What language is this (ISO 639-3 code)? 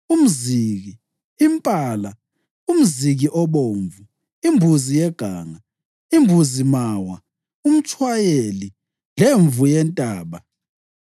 nde